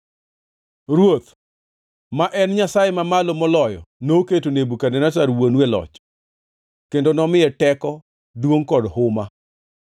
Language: Luo (Kenya and Tanzania)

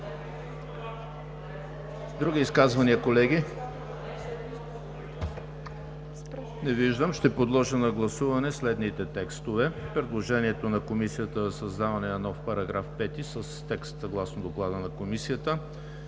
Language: Bulgarian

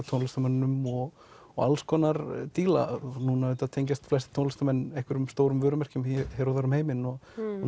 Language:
Icelandic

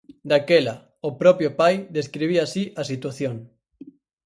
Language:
Galician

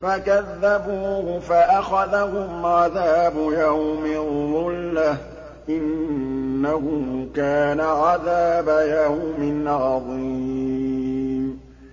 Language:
Arabic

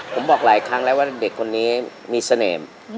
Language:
Thai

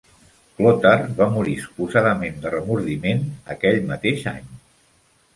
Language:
Catalan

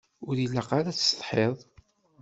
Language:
Kabyle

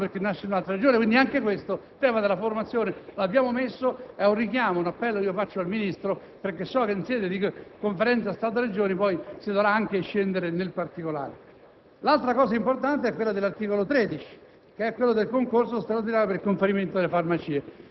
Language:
Italian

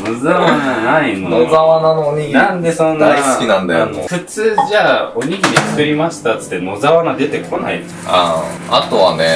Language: Japanese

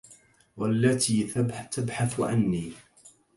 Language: Arabic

